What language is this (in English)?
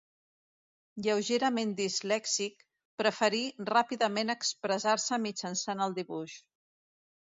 Catalan